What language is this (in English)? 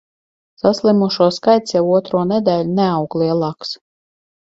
Latvian